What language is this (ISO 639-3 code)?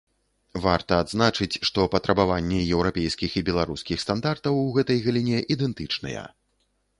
bel